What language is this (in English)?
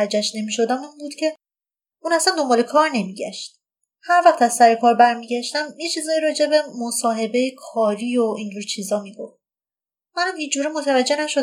Persian